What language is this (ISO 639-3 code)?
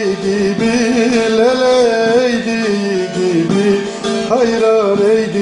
tur